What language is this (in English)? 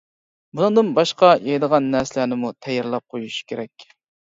Uyghur